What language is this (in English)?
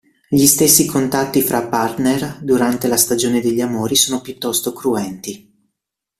Italian